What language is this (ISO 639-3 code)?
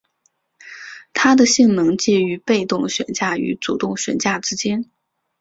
zho